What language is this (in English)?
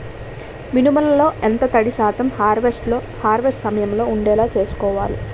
Telugu